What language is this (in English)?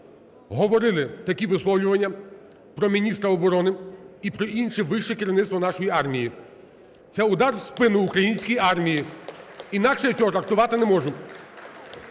Ukrainian